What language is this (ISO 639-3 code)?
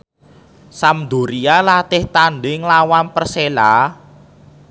jav